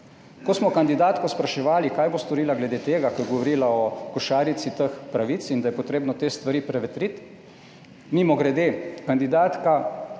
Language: Slovenian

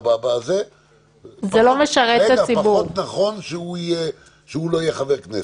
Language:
Hebrew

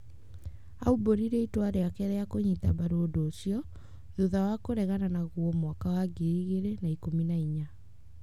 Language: Kikuyu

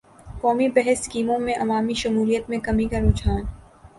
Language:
Urdu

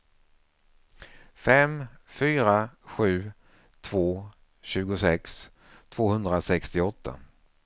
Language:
Swedish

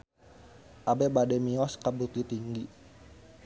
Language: Sundanese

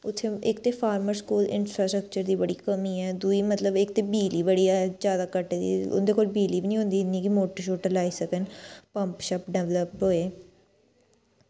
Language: Dogri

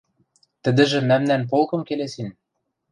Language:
Western Mari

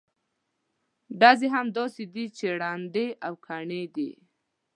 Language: Pashto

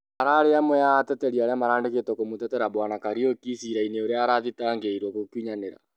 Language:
Kikuyu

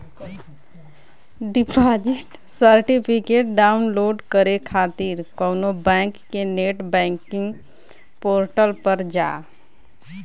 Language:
Bhojpuri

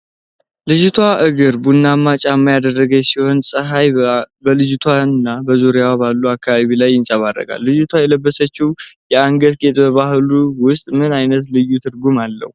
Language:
Amharic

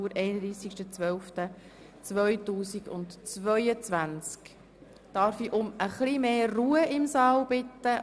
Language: Swiss German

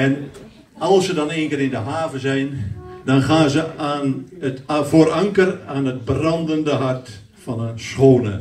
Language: Dutch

